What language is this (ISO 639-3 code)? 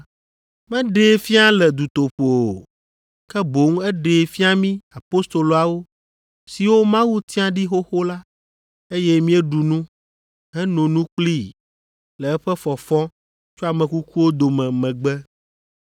ewe